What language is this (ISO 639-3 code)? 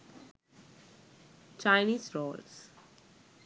sin